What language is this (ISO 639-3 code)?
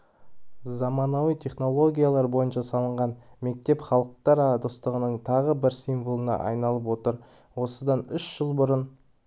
kaz